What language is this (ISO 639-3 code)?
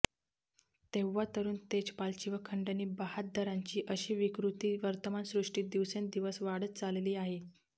mar